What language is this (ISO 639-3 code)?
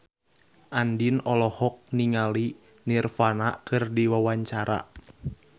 sun